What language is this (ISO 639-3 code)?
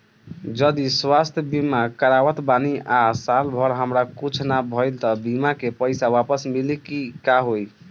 bho